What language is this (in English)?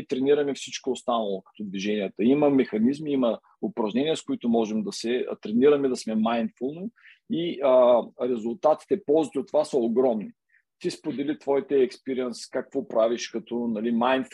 Bulgarian